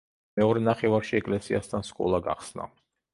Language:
Georgian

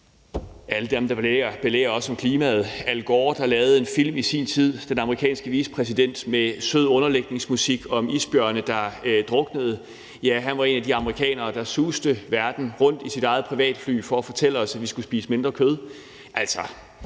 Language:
Danish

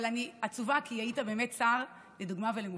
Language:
Hebrew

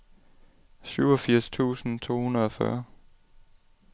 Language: Danish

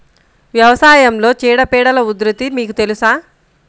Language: Telugu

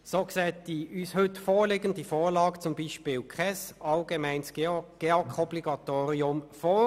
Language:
Swiss German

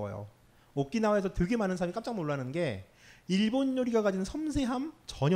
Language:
Korean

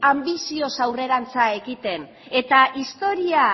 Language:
Basque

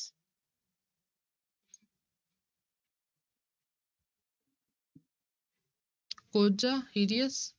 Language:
Punjabi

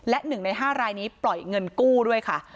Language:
Thai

